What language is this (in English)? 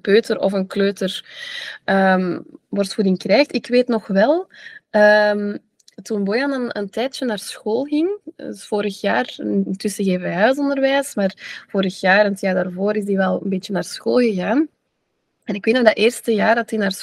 Dutch